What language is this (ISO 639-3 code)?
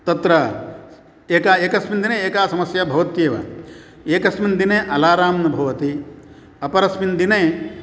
san